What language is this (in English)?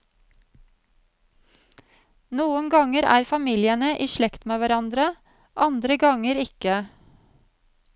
Norwegian